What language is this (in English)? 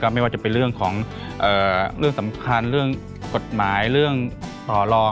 Thai